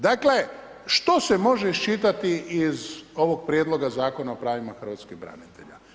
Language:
Croatian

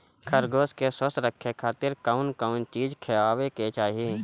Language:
Bhojpuri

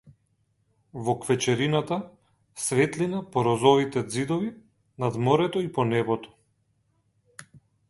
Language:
Macedonian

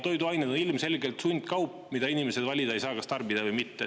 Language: Estonian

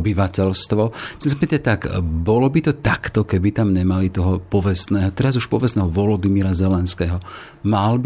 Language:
Slovak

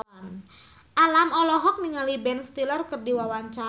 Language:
Sundanese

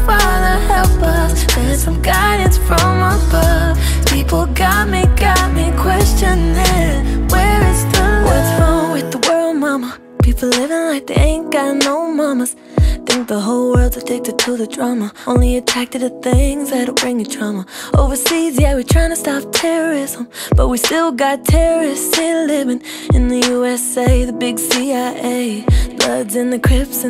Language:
Portuguese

